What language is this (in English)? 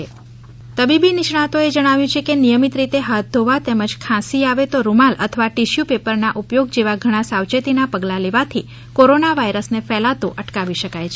Gujarati